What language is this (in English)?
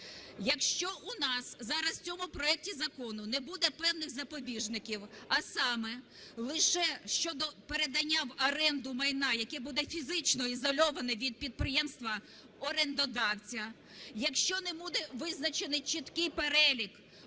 Ukrainian